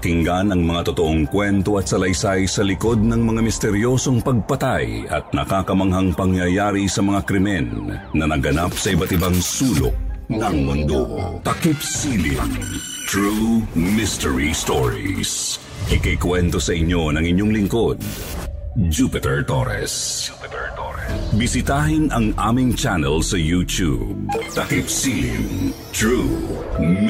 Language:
Filipino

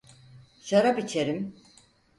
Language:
Turkish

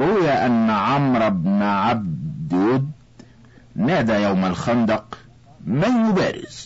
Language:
Arabic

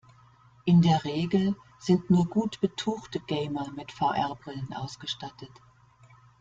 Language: German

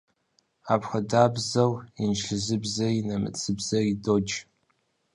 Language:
Kabardian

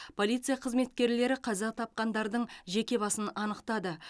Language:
Kazakh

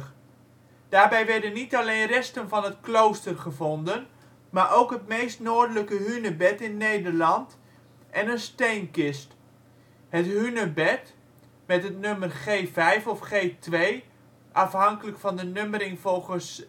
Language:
Dutch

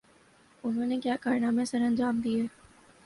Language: Urdu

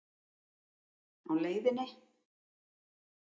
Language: Icelandic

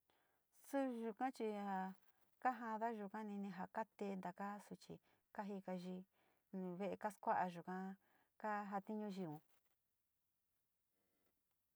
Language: Sinicahua Mixtec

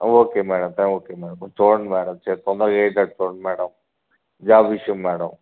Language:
Telugu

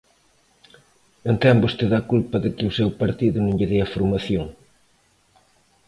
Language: Galician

